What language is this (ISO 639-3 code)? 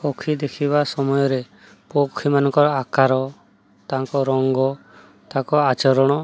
ori